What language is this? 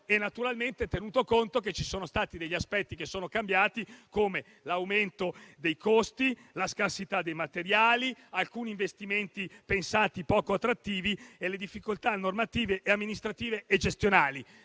Italian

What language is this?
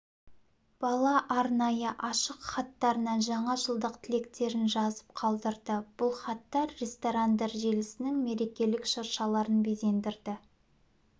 Kazakh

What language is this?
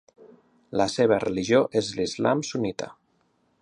Catalan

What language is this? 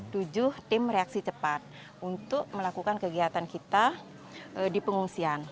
Indonesian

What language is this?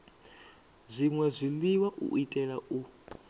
Venda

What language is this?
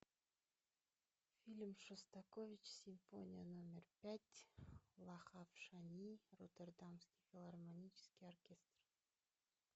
Russian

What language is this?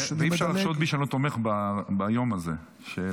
Hebrew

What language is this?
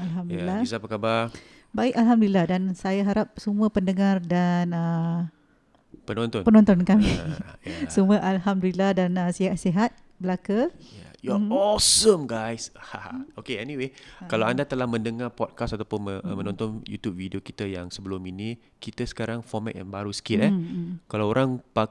Malay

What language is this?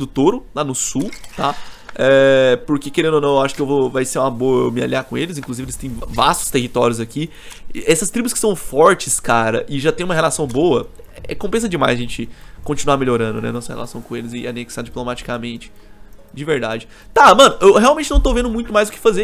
Portuguese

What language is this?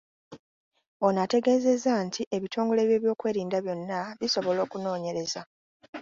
Ganda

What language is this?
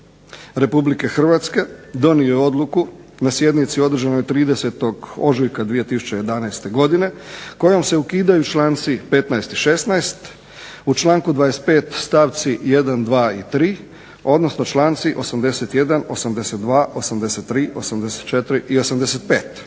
Croatian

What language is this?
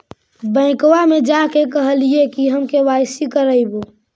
Magahi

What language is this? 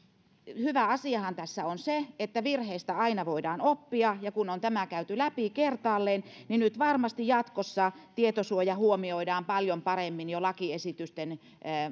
Finnish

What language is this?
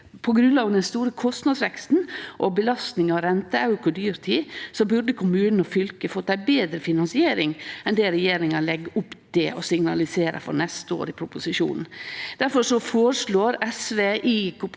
Norwegian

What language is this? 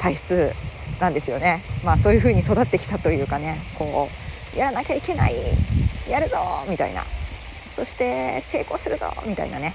Japanese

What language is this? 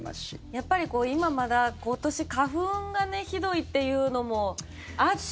Japanese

